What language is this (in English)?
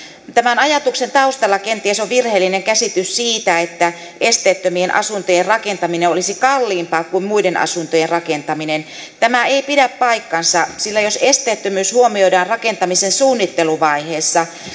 Finnish